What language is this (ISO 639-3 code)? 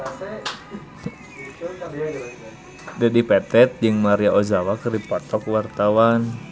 sun